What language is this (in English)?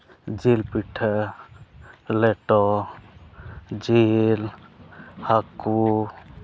Santali